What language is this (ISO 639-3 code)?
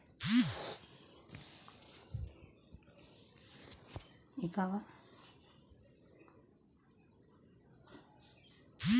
bho